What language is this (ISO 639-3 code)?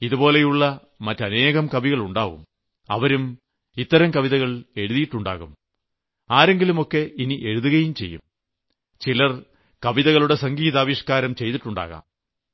mal